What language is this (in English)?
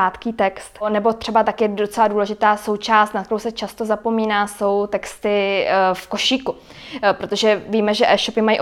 Czech